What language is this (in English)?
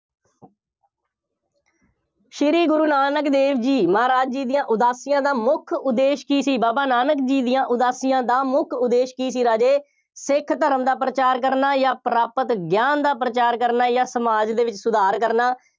Punjabi